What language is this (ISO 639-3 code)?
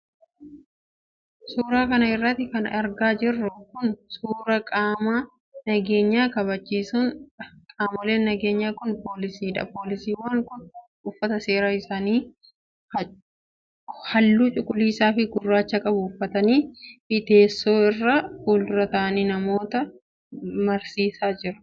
orm